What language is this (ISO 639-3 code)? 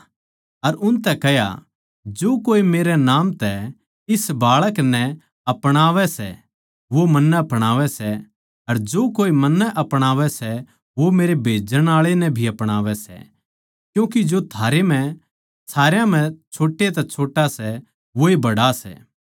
bgc